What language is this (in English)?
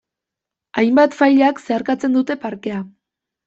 Basque